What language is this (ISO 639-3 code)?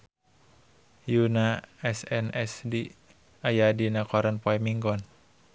sun